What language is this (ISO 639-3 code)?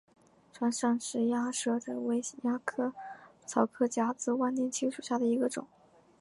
zho